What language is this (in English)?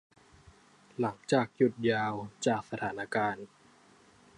Thai